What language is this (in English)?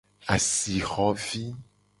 Gen